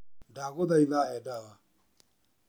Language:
Kikuyu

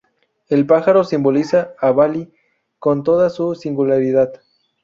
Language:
Spanish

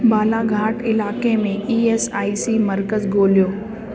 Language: Sindhi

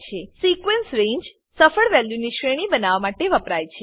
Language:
Gujarati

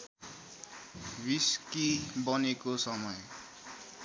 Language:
Nepali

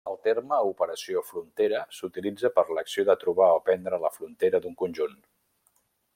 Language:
Catalan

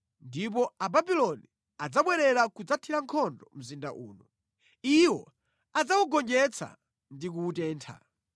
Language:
Nyanja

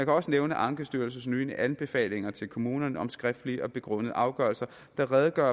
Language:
Danish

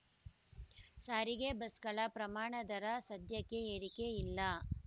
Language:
Kannada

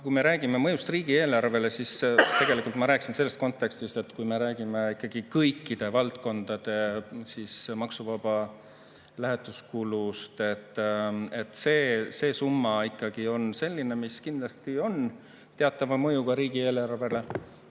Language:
Estonian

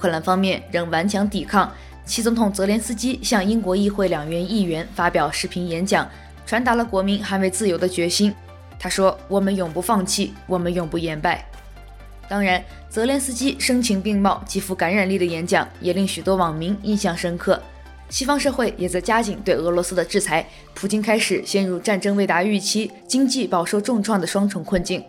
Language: Chinese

